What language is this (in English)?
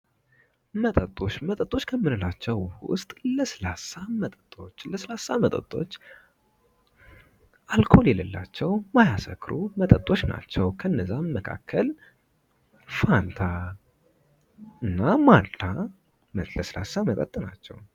Amharic